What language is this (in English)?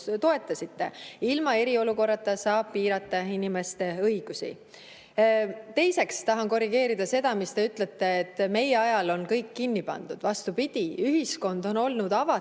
Estonian